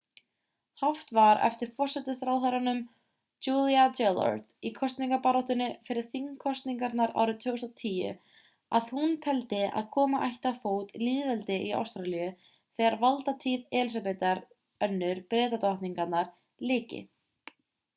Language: Icelandic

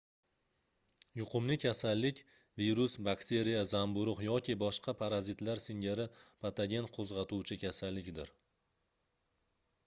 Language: Uzbek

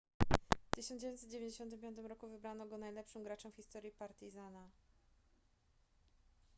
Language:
Polish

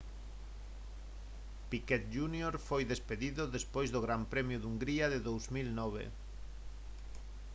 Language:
Galician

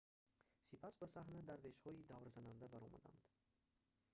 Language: Tajik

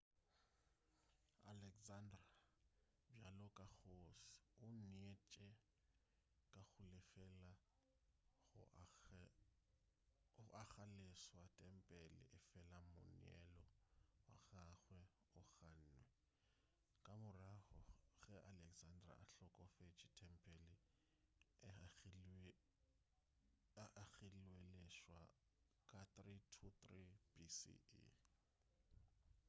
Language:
Northern Sotho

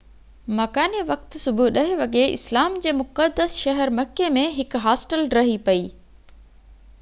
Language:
Sindhi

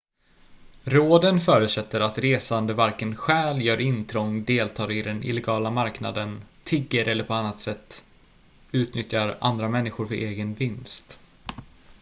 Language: Swedish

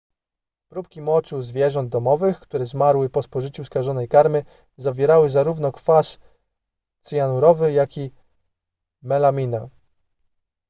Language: Polish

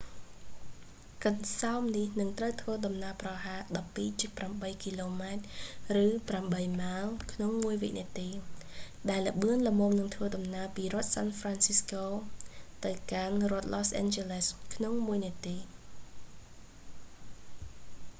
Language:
Khmer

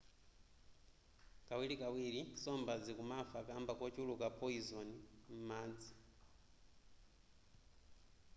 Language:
Nyanja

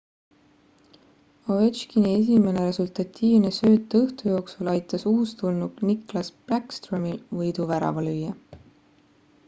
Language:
Estonian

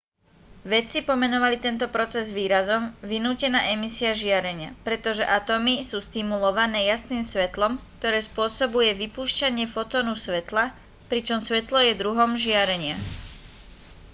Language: Slovak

